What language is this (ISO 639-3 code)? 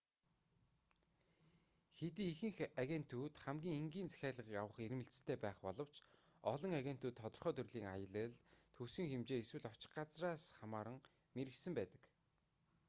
mon